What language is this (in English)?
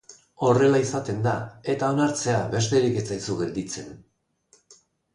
Basque